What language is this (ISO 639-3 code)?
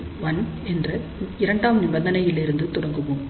tam